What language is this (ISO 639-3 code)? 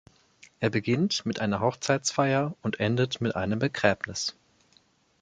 deu